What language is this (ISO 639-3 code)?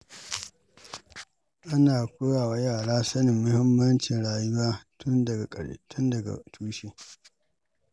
hau